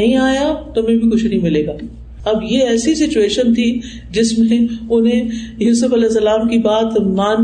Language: Urdu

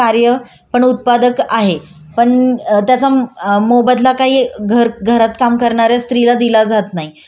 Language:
Marathi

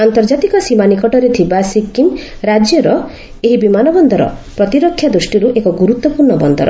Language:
Odia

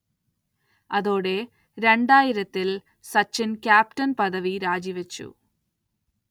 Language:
Malayalam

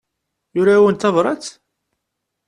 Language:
Kabyle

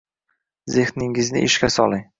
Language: Uzbek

